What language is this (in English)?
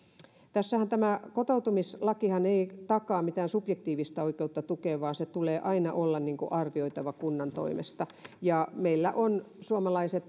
Finnish